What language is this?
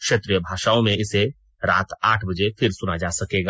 Hindi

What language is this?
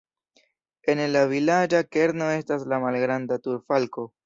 Esperanto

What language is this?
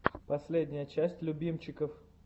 Russian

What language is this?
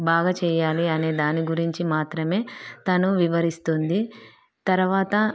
Telugu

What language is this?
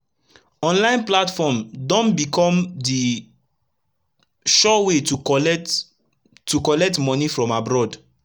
Nigerian Pidgin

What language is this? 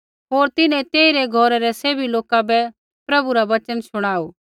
Kullu Pahari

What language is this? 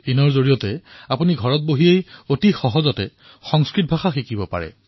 Assamese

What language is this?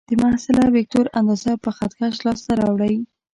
Pashto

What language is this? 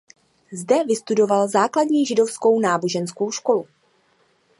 Czech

